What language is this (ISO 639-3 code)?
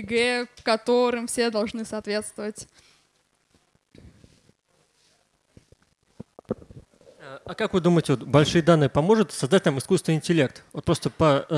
rus